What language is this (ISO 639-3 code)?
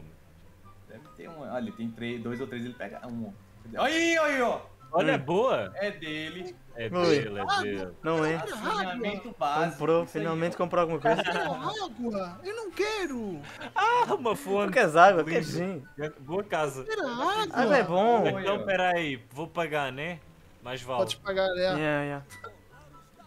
por